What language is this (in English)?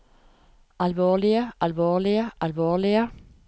Norwegian